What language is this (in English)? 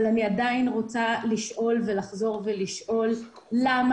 Hebrew